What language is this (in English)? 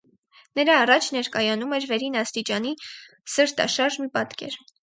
Armenian